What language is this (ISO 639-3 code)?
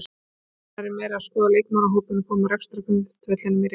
isl